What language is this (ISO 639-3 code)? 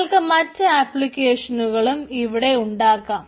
mal